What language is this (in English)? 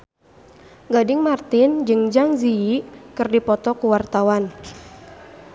Sundanese